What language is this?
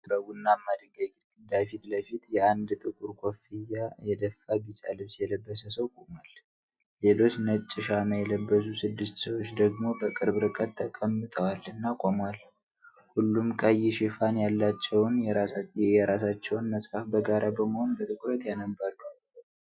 Amharic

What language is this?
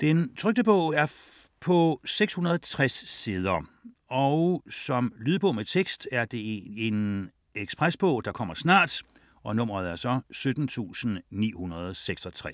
Danish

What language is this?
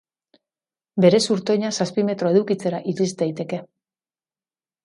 Basque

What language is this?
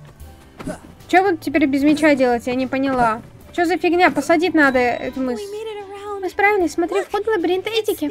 Russian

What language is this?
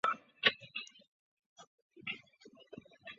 Chinese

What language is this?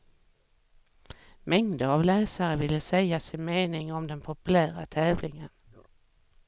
Swedish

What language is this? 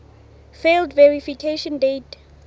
Southern Sotho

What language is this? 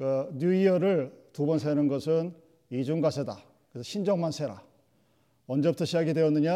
Korean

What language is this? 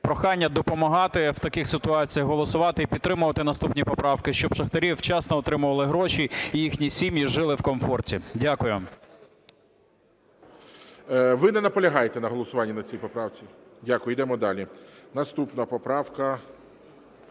Ukrainian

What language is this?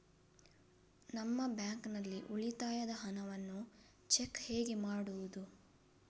Kannada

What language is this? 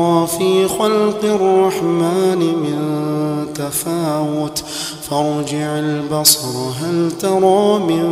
Arabic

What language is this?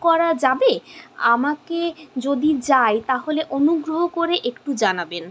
Bangla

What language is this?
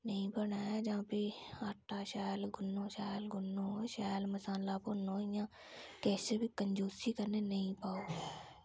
Dogri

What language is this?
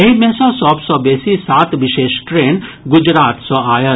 Maithili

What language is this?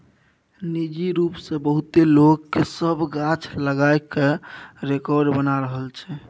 Maithili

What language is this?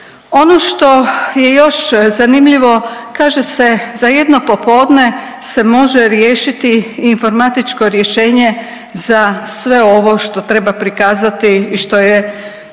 Croatian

